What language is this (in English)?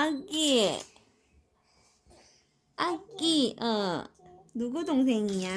Korean